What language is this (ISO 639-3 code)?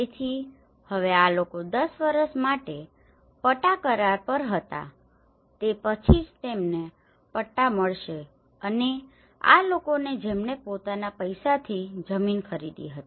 guj